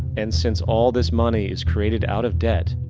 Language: English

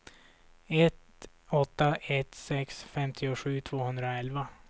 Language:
Swedish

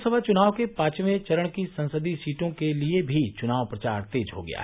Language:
Hindi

